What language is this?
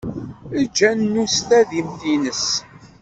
Kabyle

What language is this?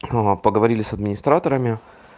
Russian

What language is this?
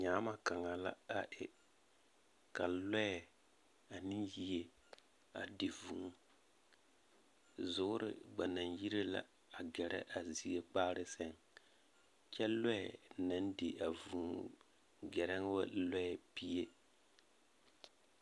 Southern Dagaare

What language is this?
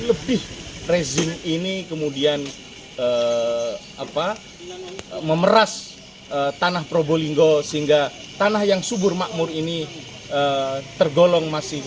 Indonesian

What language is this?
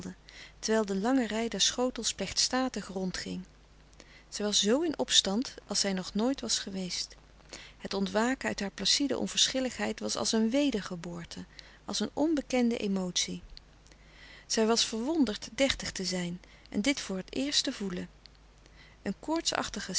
Dutch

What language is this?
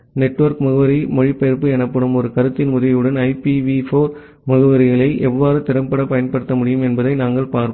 Tamil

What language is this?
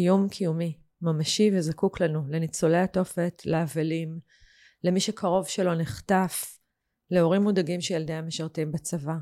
Hebrew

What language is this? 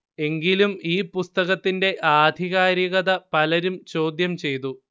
Malayalam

